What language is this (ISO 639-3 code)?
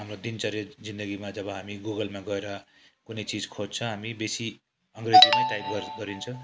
nep